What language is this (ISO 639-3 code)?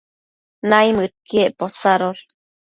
mcf